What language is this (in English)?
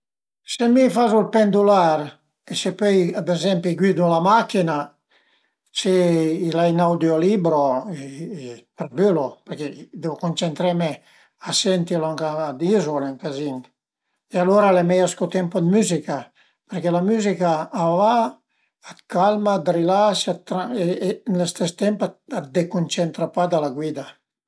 Piedmontese